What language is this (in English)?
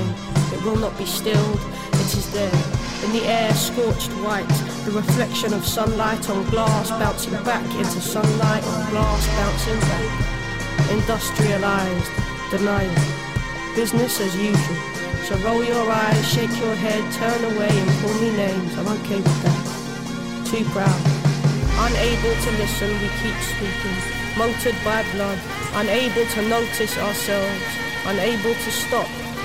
Bulgarian